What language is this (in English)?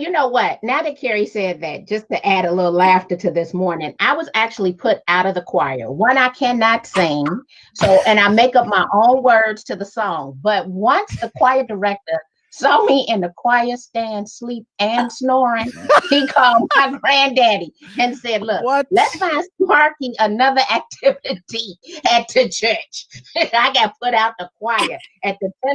English